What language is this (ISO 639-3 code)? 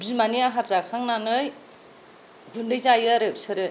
brx